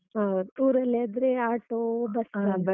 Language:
Kannada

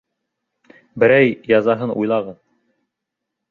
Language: Bashkir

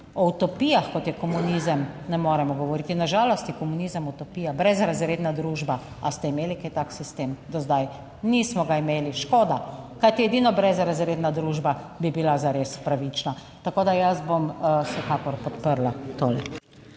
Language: Slovenian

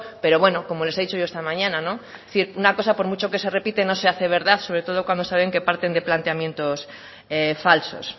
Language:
Spanish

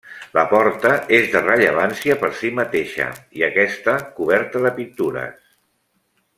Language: Catalan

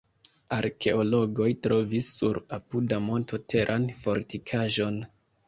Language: Esperanto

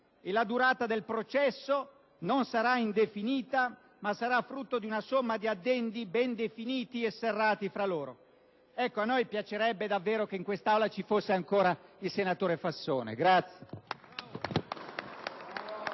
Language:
Italian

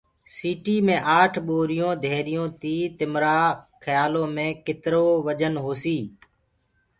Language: Gurgula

